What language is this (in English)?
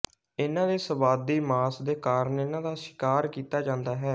Punjabi